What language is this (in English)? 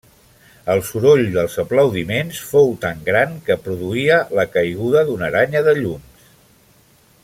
Catalan